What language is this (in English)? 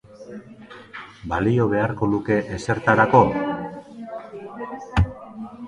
Basque